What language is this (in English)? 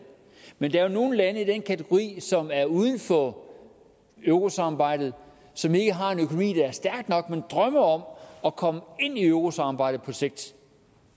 Danish